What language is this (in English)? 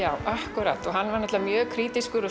Icelandic